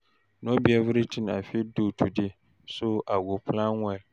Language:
Nigerian Pidgin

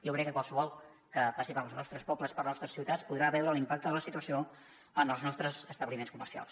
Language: Catalan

